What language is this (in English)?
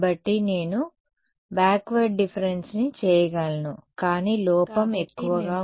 Telugu